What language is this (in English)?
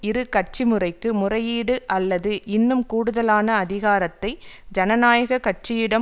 Tamil